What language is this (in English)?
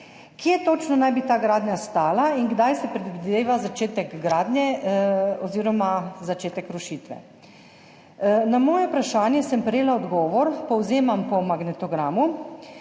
Slovenian